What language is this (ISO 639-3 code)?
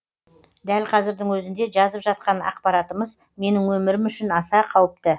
kaz